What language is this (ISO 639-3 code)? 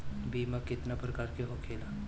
bho